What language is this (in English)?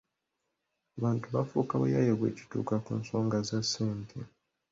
Ganda